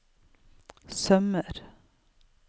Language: Norwegian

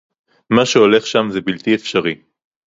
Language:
Hebrew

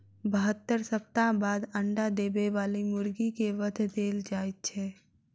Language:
Maithili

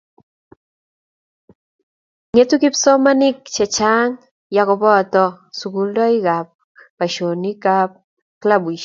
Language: Kalenjin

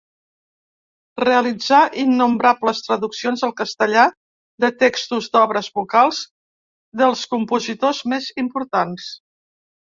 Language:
Catalan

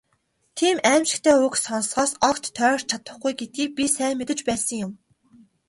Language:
Mongolian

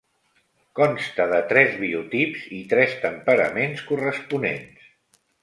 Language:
Catalan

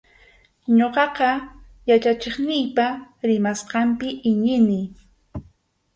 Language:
Arequipa-La Unión Quechua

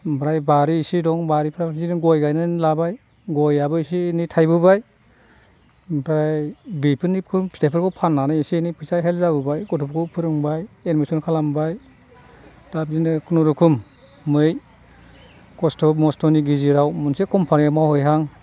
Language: Bodo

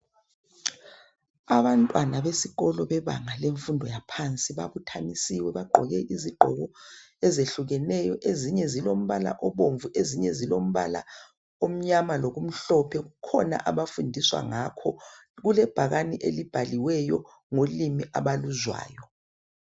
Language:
North Ndebele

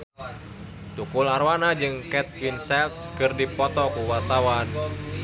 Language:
Sundanese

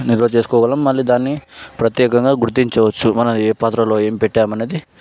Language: Telugu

